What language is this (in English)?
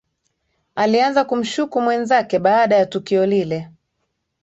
Swahili